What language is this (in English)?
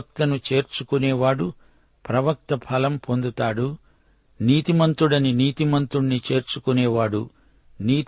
Telugu